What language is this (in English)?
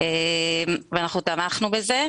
Hebrew